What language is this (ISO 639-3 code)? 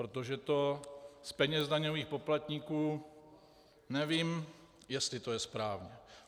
ces